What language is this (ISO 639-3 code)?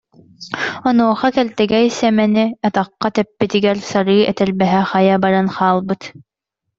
sah